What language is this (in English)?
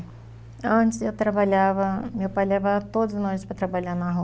Portuguese